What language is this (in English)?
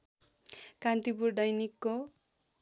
Nepali